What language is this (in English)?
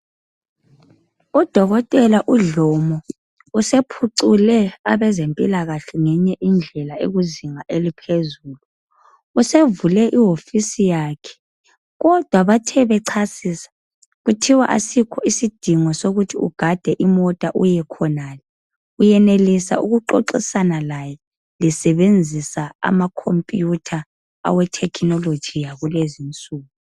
North Ndebele